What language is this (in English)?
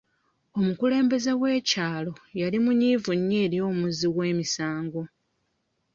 Ganda